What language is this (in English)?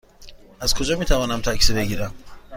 Persian